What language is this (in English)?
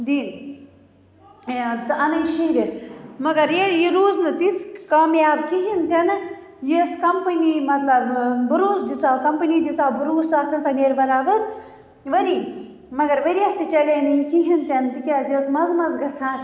Kashmiri